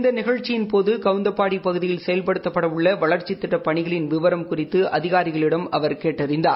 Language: Tamil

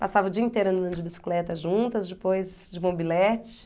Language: Portuguese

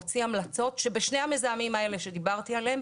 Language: Hebrew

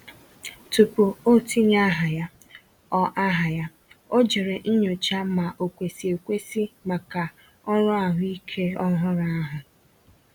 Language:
Igbo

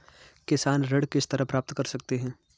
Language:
Hindi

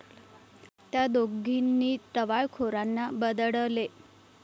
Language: Marathi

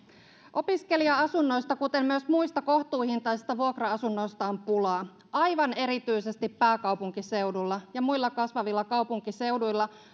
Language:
Finnish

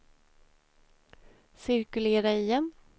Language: Swedish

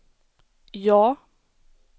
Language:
Swedish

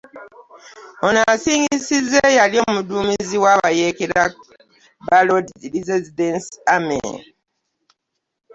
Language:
Ganda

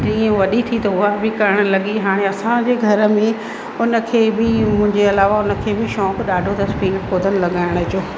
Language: Sindhi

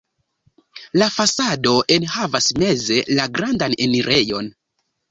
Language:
Esperanto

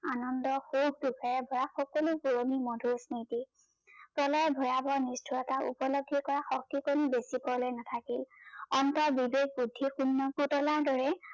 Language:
Assamese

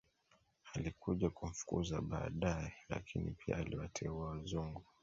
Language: Swahili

